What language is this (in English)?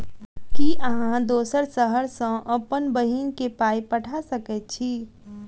Maithili